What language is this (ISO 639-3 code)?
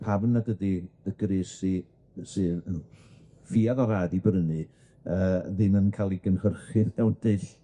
cym